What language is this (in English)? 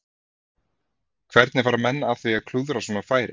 Icelandic